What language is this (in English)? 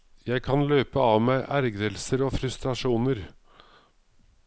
Norwegian